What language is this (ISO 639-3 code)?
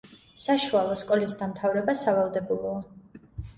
kat